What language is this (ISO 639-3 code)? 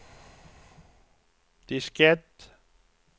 swe